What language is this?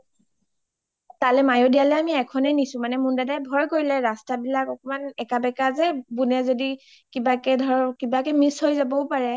Assamese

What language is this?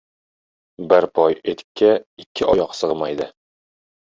Uzbek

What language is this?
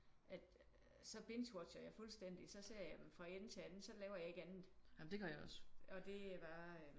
Danish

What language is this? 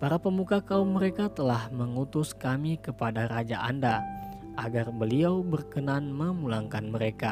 Indonesian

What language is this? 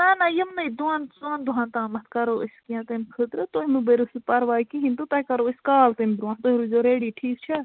Kashmiri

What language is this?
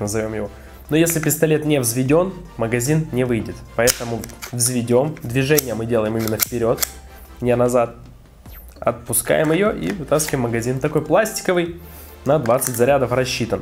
Russian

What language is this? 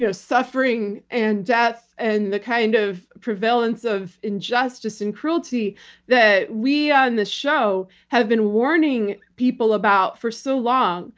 English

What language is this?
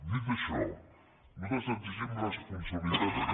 Catalan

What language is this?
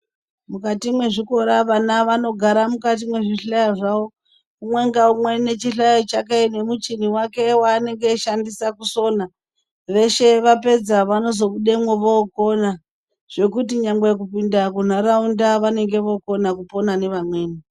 Ndau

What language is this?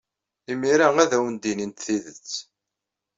Kabyle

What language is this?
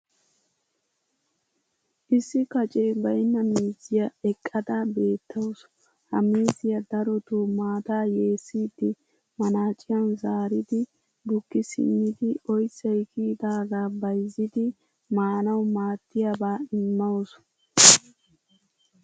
Wolaytta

